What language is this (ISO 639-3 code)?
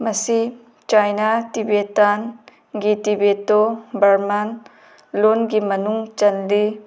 mni